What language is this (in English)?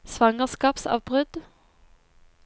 Norwegian